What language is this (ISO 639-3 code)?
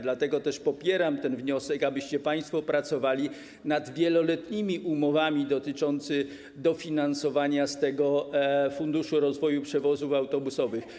pol